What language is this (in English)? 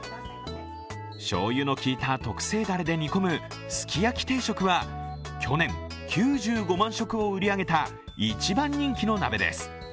Japanese